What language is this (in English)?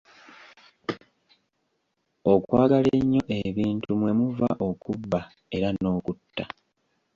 Ganda